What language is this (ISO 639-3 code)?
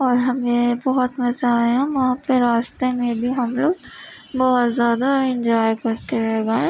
urd